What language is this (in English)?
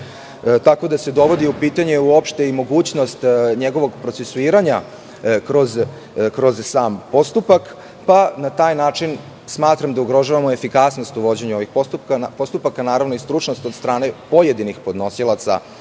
Serbian